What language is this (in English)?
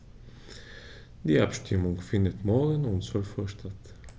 German